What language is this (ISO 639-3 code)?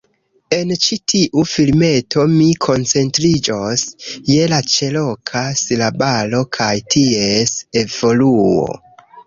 epo